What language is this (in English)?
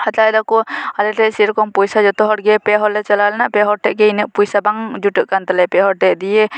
Santali